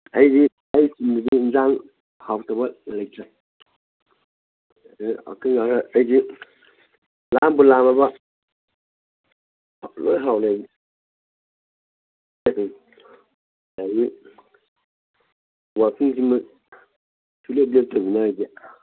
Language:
Manipuri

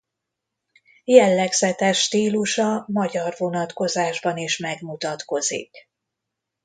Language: Hungarian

